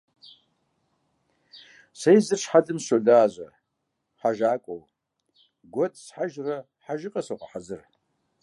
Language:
Kabardian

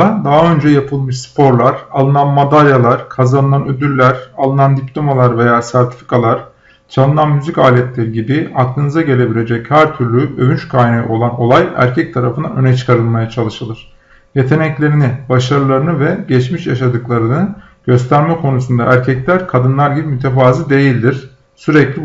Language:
Turkish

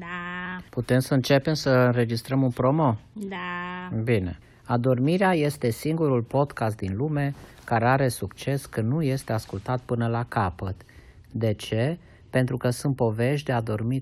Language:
Romanian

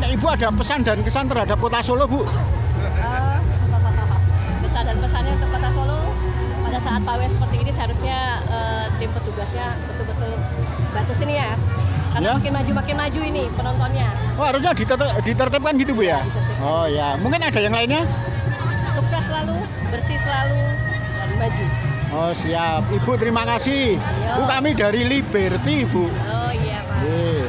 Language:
Indonesian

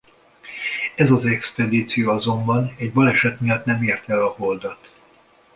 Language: Hungarian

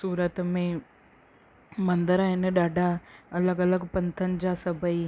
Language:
Sindhi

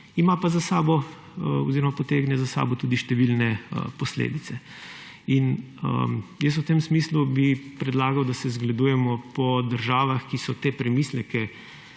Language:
Slovenian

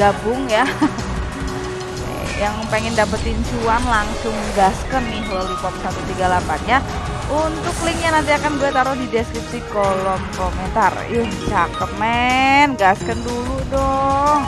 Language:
Indonesian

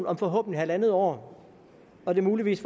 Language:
Danish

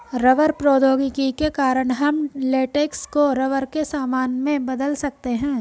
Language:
Hindi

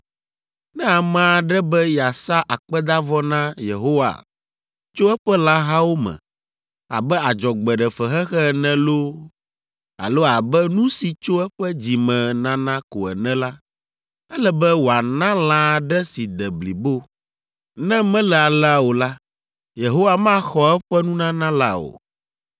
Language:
Ewe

